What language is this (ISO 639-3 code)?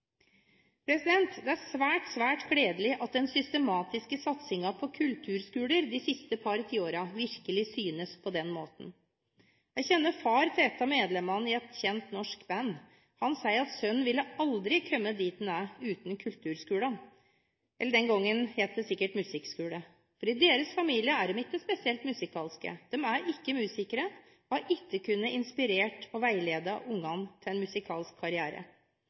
nob